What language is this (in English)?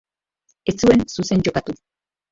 Basque